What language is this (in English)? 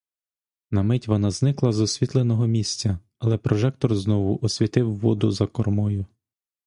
Ukrainian